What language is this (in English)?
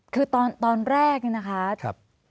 Thai